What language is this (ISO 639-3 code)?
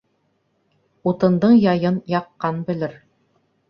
bak